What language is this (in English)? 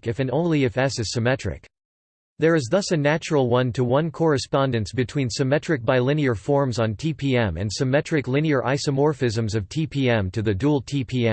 English